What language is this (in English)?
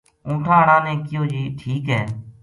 Gujari